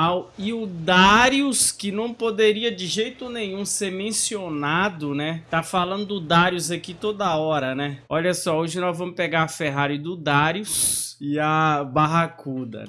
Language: Portuguese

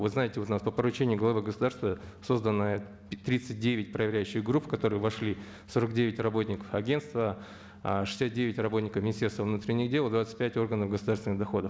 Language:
Kazakh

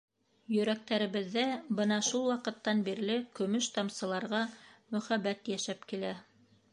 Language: Bashkir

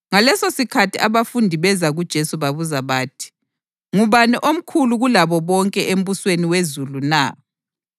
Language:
North Ndebele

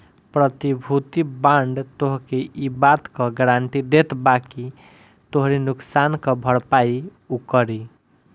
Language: Bhojpuri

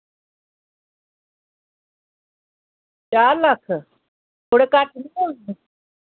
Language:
Dogri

